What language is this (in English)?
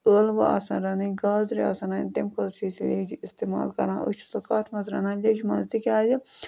Kashmiri